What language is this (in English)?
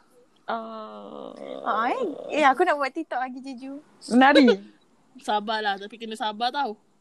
Malay